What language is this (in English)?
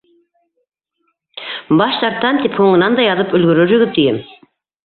Bashkir